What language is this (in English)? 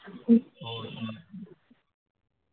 Marathi